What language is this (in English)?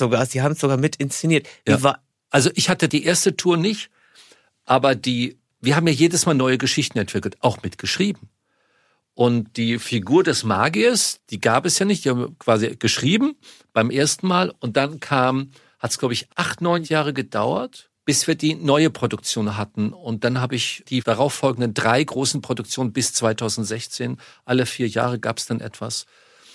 German